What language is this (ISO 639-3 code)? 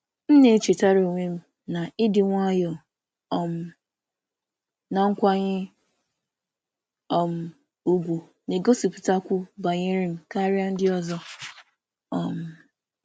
ibo